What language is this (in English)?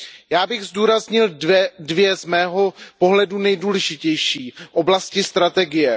Czech